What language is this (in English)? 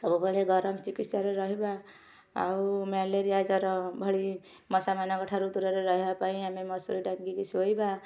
Odia